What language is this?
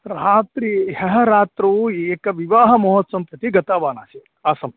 Sanskrit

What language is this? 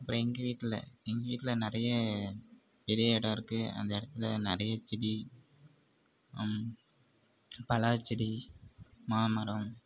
Tamil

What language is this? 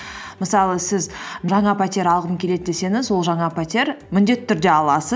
Kazakh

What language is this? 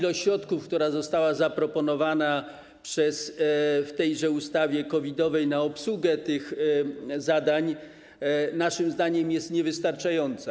Polish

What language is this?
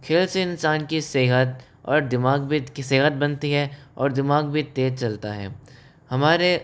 Hindi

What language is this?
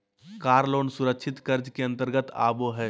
Magahi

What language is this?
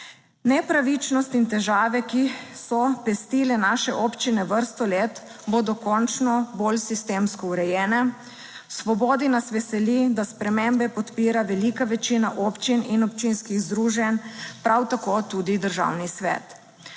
Slovenian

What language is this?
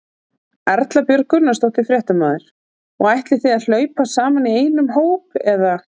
Icelandic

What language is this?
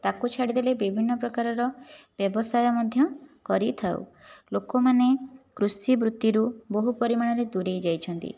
Odia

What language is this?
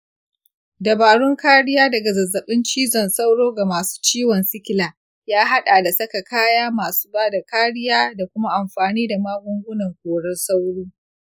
Hausa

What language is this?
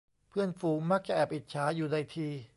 Thai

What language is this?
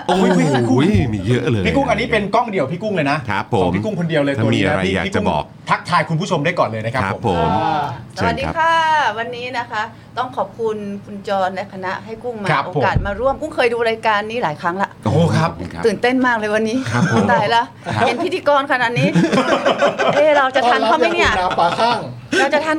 Thai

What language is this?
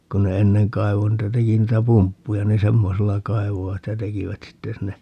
Finnish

